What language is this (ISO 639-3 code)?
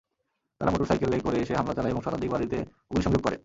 ben